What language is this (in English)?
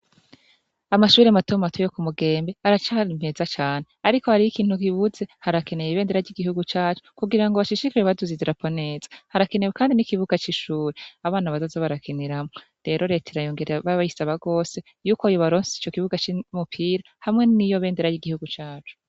Rundi